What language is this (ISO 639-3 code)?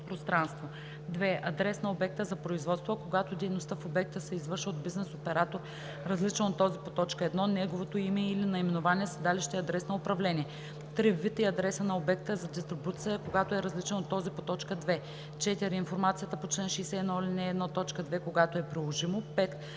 bul